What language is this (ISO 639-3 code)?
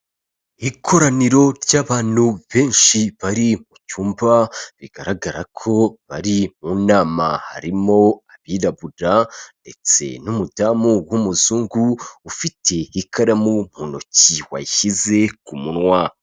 kin